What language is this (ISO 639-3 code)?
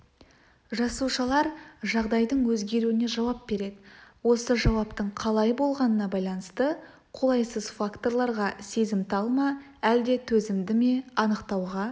kaz